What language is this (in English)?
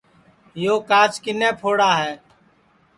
Sansi